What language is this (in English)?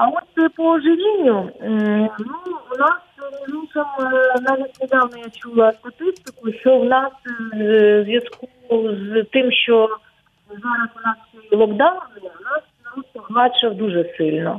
Ukrainian